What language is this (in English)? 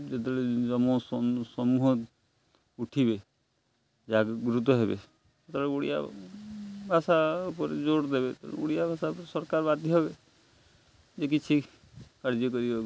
Odia